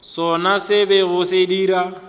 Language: Northern Sotho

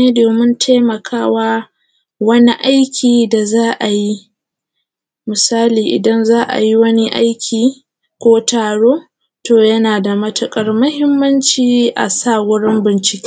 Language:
Hausa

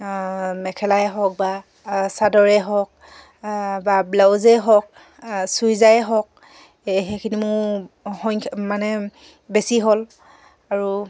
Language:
Assamese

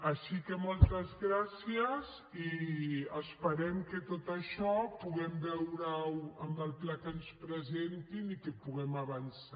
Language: Catalan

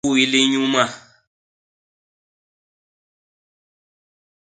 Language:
Basaa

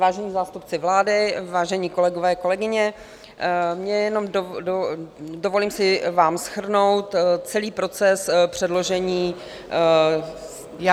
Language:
Czech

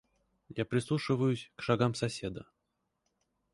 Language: Russian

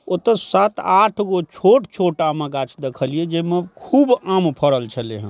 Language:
Maithili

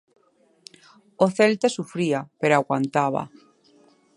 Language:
Galician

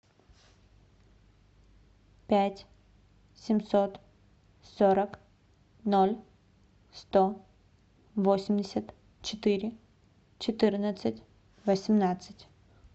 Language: Russian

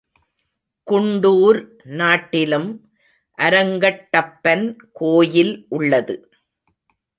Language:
Tamil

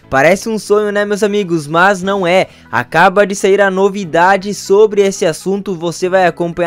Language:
Portuguese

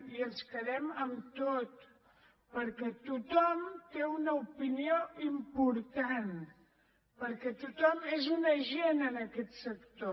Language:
Catalan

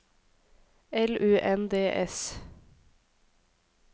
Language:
Norwegian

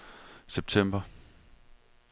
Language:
Danish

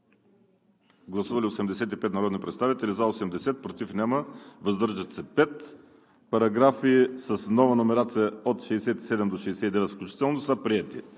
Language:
Bulgarian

